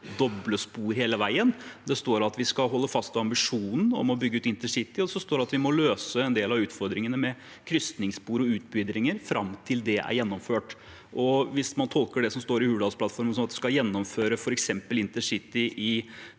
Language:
Norwegian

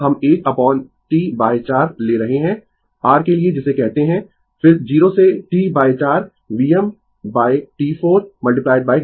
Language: Hindi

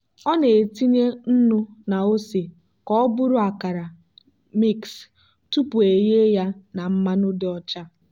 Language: Igbo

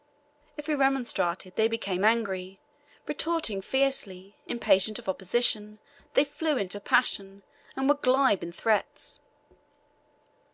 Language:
English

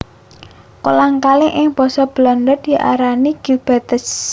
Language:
Javanese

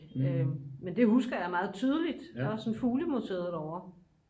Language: Danish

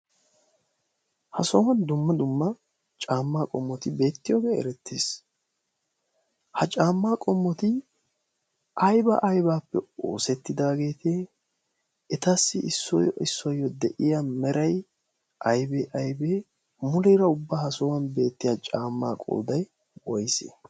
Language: Wolaytta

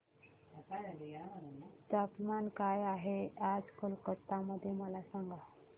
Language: Marathi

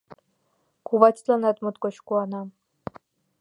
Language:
Mari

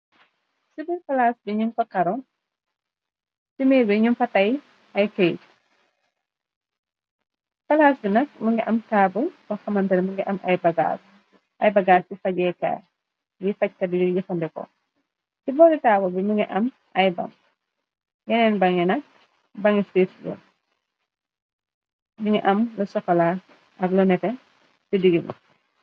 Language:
Wolof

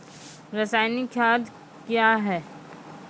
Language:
Maithili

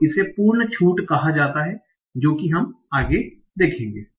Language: Hindi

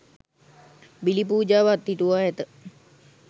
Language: Sinhala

